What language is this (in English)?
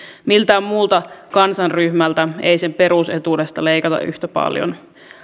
Finnish